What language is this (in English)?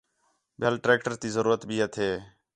Khetrani